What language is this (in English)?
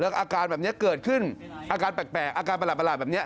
Thai